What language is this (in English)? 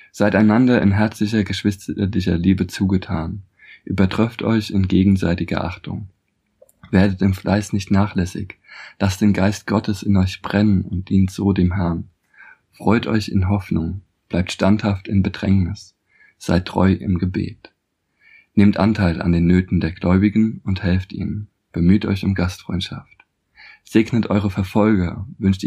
German